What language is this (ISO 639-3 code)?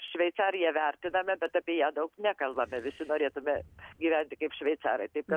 lit